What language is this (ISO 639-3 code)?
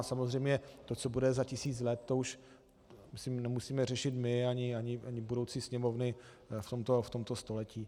ces